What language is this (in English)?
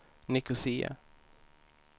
Swedish